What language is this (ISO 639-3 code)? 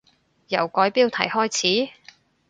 yue